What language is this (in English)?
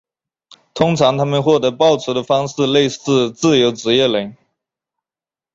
Chinese